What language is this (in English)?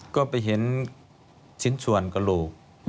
Thai